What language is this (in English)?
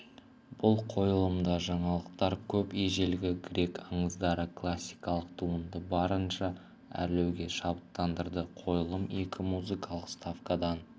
Kazakh